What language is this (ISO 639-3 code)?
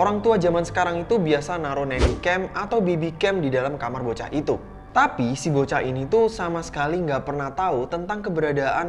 ind